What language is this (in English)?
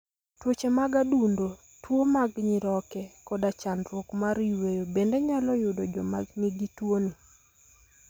Luo (Kenya and Tanzania)